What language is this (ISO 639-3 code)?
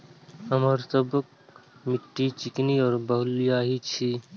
mai